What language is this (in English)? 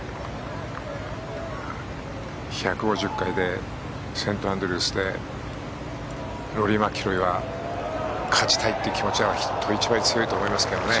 Japanese